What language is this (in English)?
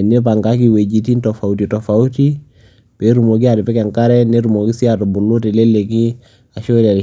Masai